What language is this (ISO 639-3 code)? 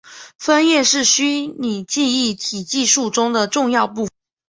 zho